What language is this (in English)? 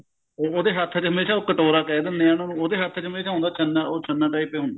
Punjabi